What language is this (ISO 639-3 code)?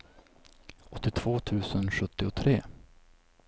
swe